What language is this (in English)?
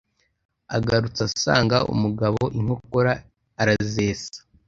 Kinyarwanda